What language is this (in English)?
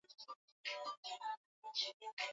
Swahili